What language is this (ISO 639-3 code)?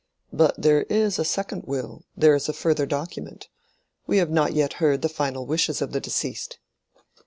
eng